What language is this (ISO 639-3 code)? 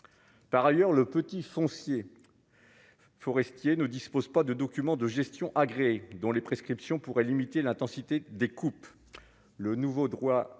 fra